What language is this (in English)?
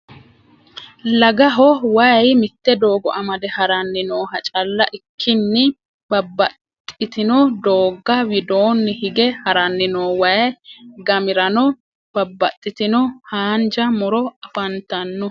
Sidamo